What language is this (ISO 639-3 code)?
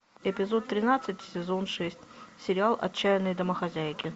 rus